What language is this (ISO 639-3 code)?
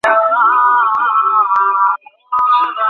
ben